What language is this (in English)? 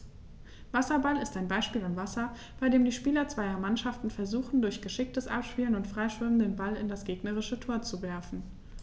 German